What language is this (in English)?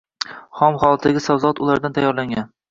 Uzbek